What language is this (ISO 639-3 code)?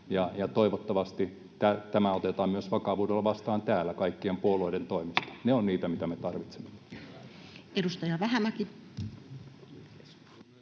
fin